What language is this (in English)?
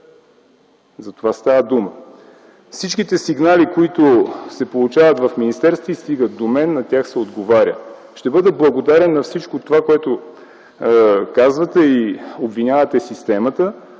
Bulgarian